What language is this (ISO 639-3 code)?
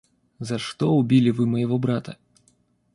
rus